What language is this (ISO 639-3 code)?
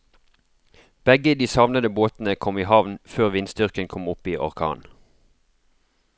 nor